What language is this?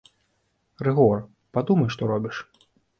Belarusian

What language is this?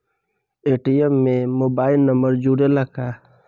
Bhojpuri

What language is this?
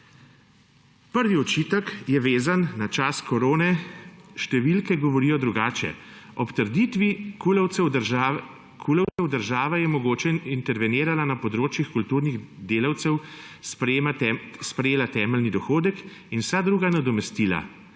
Slovenian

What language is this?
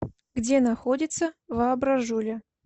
Russian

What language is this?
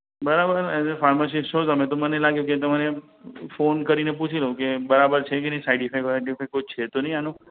Gujarati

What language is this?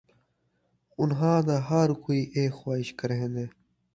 Saraiki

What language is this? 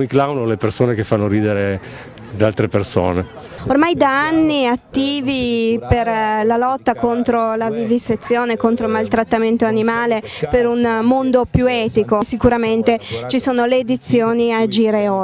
Italian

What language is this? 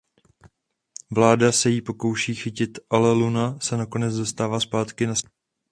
Czech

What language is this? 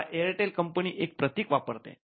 Marathi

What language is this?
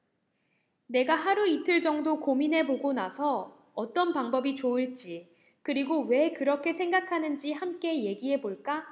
Korean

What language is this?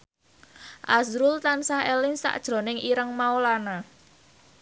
Javanese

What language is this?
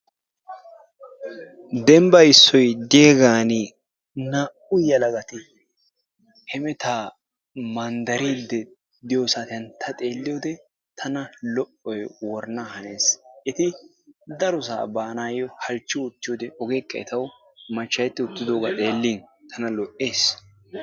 Wolaytta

